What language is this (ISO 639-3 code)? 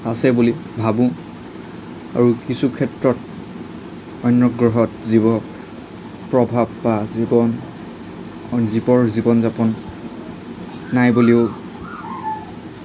asm